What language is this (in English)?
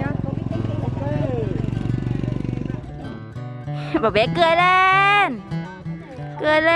Vietnamese